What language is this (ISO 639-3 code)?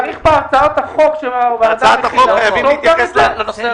heb